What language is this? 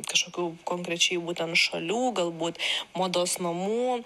Lithuanian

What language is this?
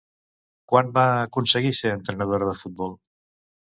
Catalan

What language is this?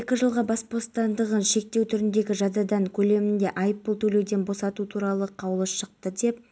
Kazakh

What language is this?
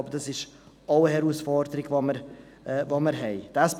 Swiss German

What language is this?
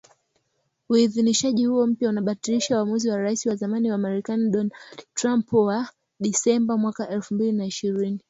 Swahili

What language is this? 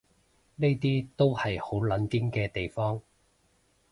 Cantonese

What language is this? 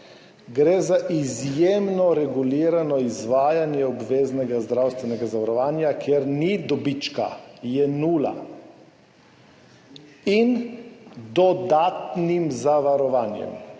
Slovenian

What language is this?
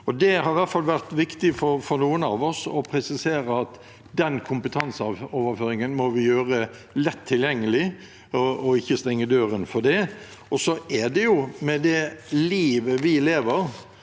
Norwegian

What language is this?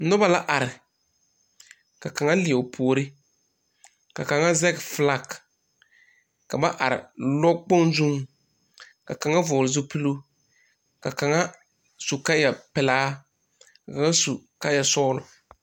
Southern Dagaare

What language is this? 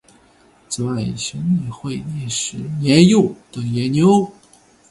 Chinese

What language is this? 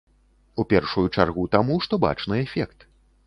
Belarusian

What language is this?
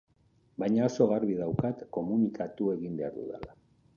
Basque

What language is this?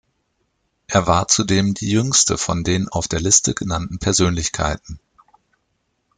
German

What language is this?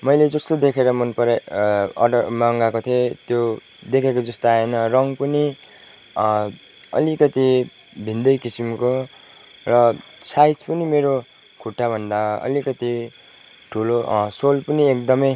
Nepali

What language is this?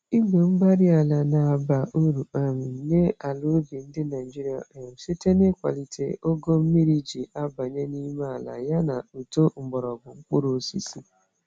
Igbo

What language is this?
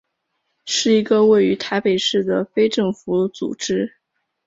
Chinese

